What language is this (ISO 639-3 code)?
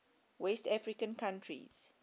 eng